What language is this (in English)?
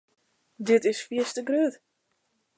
Western Frisian